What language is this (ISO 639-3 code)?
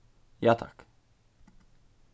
fao